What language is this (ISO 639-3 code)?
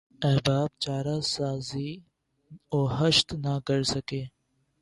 urd